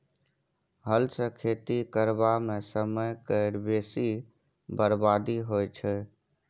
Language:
Maithili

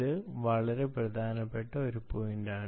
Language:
Malayalam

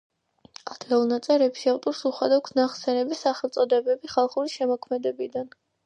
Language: Georgian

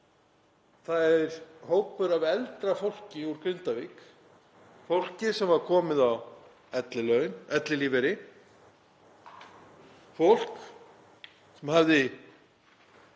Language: Icelandic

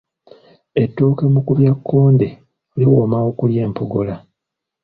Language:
Ganda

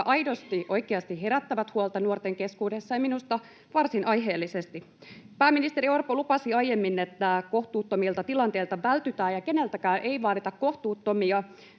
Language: Finnish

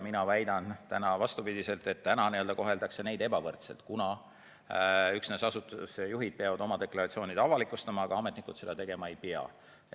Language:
Estonian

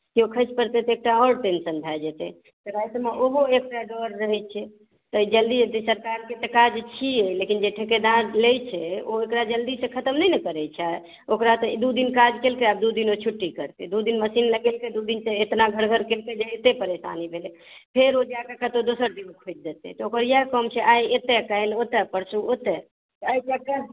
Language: Maithili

